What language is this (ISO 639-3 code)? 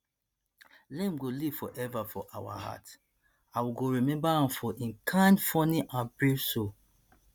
pcm